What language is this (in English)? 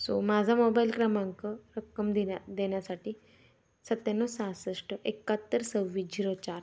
Marathi